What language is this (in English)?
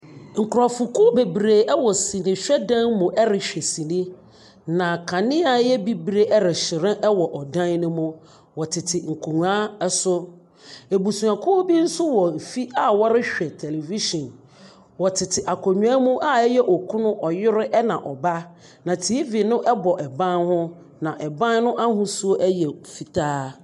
Akan